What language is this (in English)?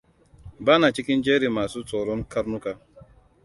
Hausa